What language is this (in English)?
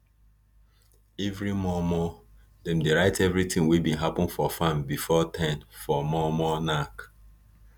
Nigerian Pidgin